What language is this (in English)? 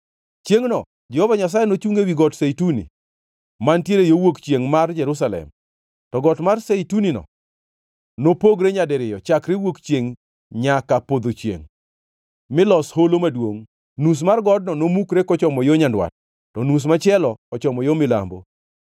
Luo (Kenya and Tanzania)